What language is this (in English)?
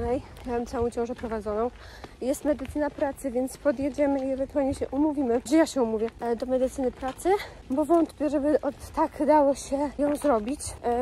Polish